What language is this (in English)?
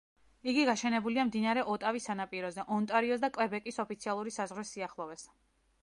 Georgian